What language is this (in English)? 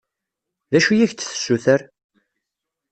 Kabyle